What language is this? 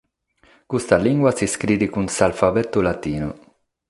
Sardinian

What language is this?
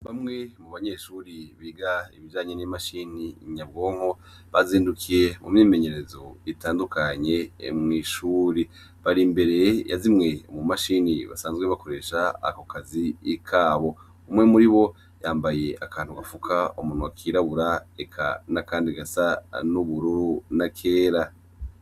Rundi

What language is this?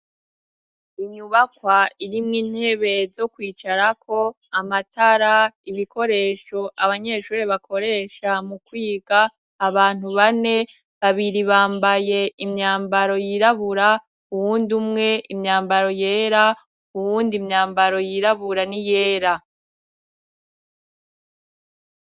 Rundi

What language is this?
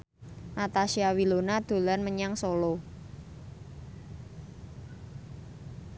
Javanese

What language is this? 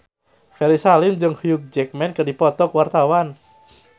Sundanese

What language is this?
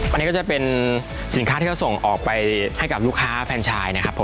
Thai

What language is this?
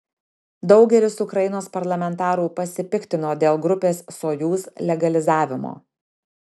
Lithuanian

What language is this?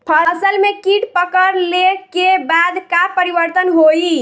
Bhojpuri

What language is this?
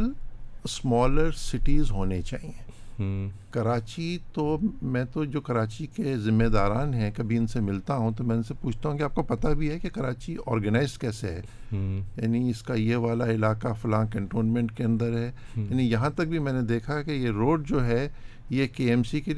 Urdu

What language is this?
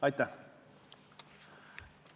Estonian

